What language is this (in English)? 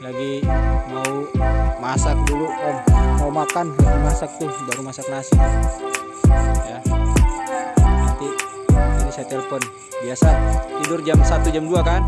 Indonesian